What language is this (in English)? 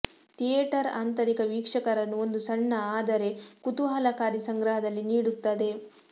Kannada